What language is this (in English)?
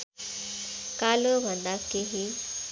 Nepali